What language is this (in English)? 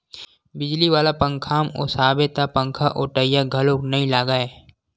Chhattisgarhi